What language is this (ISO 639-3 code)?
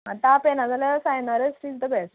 kok